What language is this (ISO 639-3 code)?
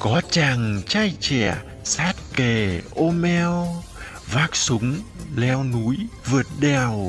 vie